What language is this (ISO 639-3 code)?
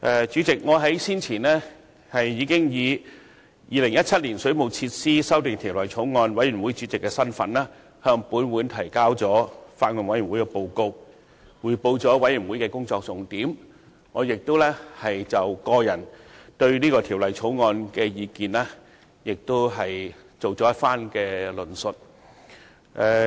yue